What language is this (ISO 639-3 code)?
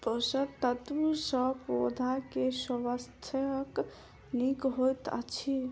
mai